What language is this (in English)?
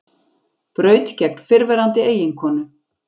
Icelandic